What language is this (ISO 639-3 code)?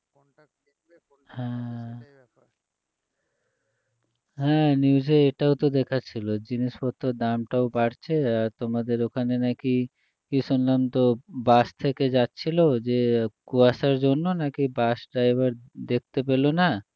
ben